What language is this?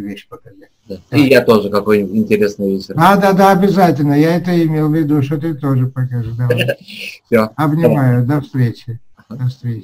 Russian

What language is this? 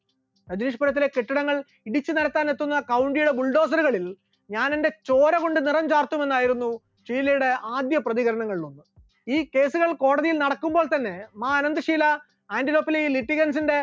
Malayalam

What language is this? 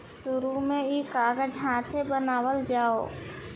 Bhojpuri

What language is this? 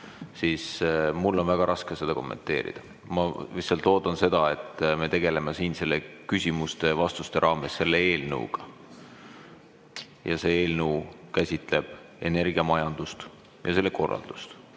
Estonian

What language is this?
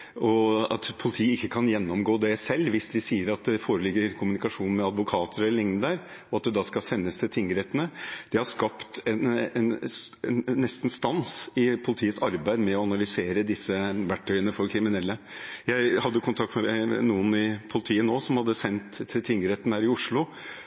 Norwegian Bokmål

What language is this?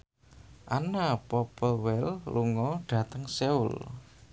Javanese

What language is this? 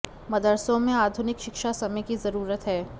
Hindi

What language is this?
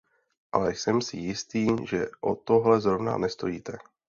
Czech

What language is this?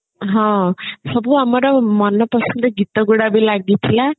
Odia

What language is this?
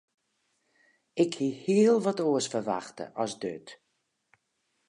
Western Frisian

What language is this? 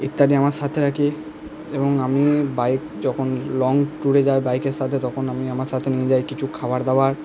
Bangla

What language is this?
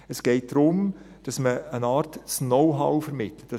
Swiss German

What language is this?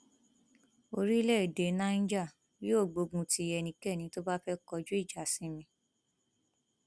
Yoruba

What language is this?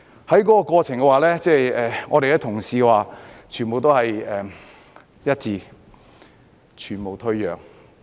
Cantonese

